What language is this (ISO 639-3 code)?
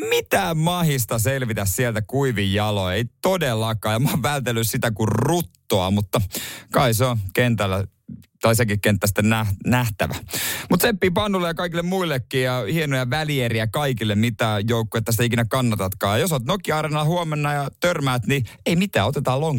fin